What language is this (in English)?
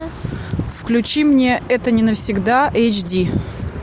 Russian